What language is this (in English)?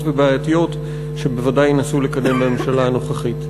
Hebrew